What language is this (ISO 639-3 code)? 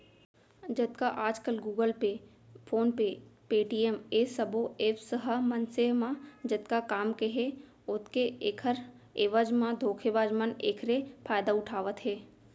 hne